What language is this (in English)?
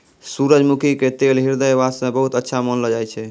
Maithili